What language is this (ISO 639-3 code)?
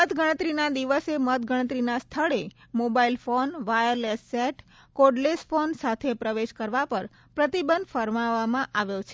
guj